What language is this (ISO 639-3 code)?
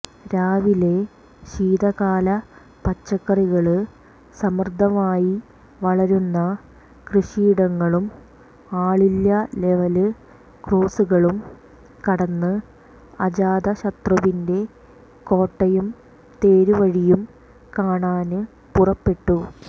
mal